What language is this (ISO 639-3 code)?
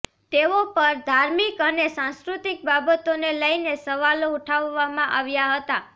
guj